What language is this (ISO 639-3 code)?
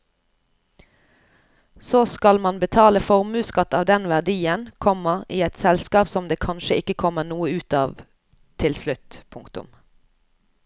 nor